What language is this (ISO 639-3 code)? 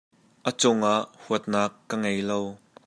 cnh